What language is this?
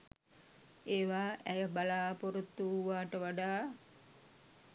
Sinhala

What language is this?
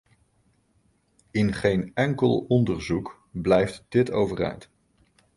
Dutch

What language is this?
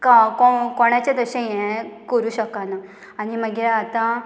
Konkani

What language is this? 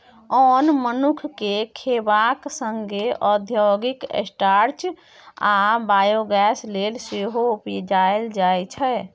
Maithili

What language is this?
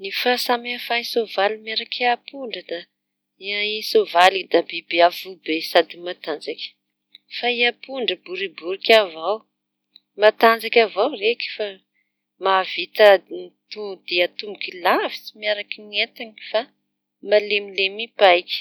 Tanosy Malagasy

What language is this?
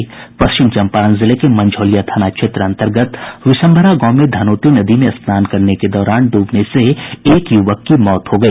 Hindi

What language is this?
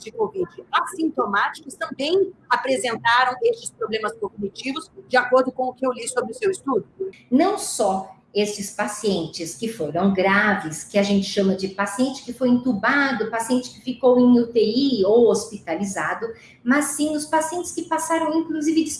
Portuguese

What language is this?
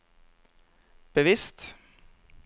Norwegian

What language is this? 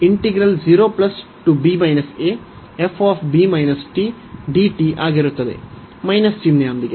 Kannada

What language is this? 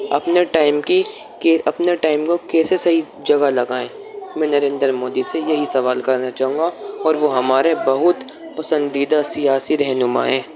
Urdu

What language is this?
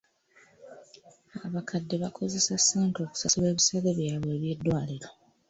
Ganda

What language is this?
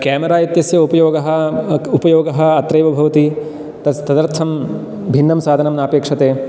Sanskrit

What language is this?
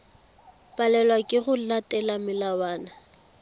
Tswana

